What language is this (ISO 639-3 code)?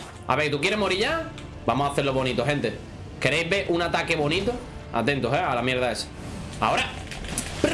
spa